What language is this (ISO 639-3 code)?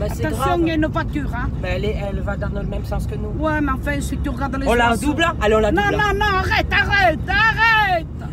fra